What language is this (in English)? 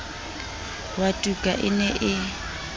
Southern Sotho